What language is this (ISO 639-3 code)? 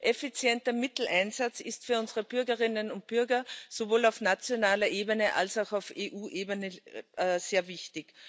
deu